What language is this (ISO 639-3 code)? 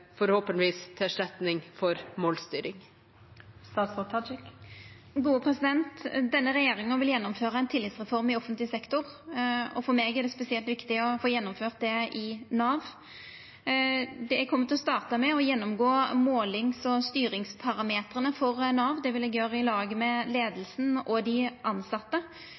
nno